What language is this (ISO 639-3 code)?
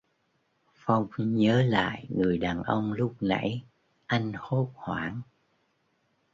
vie